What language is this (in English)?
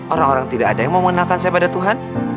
Indonesian